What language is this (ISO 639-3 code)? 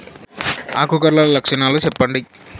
tel